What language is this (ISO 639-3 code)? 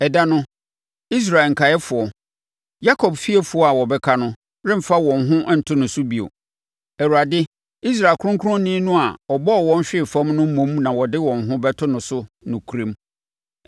aka